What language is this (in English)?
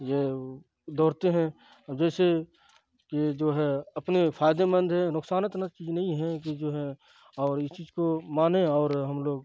Urdu